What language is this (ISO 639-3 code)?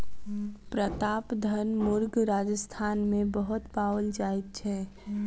mai